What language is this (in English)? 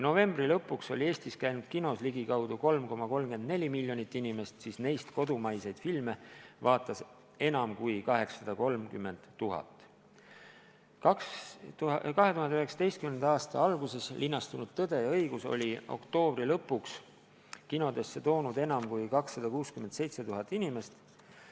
Estonian